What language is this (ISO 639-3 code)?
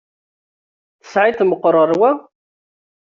kab